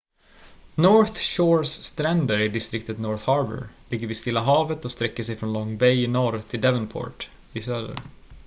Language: Swedish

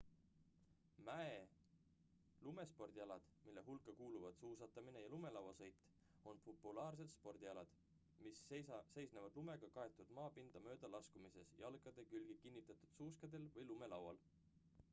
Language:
Estonian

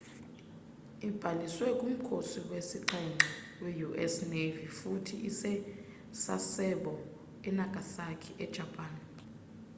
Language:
Xhosa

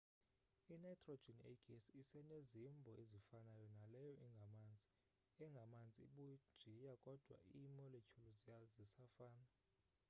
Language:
Xhosa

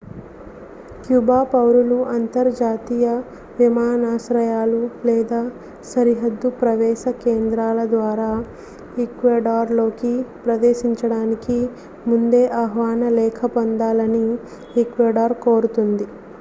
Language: Telugu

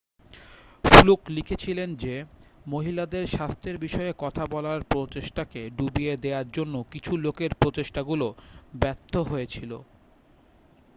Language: Bangla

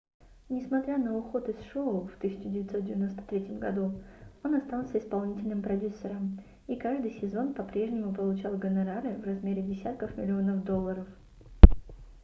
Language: Russian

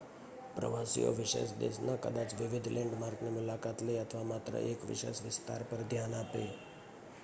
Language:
Gujarati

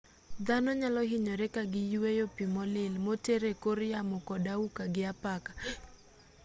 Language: Luo (Kenya and Tanzania)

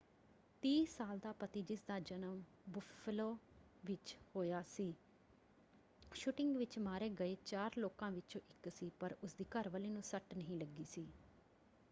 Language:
Punjabi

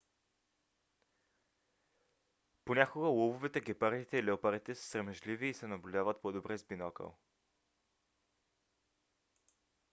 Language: Bulgarian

